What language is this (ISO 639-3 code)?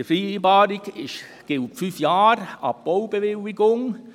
gsw